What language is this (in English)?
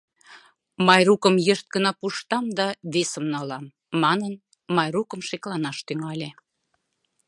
Mari